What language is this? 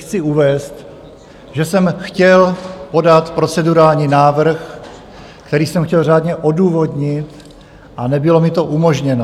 Czech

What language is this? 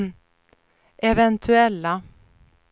Swedish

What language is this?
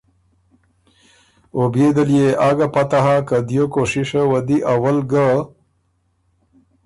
Ormuri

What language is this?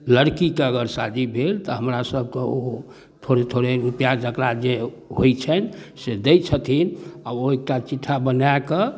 Maithili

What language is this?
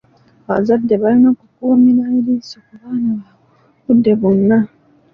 Ganda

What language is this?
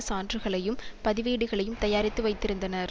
Tamil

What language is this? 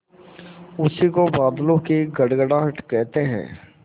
Hindi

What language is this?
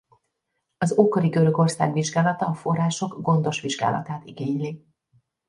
Hungarian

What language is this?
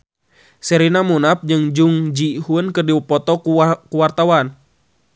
Sundanese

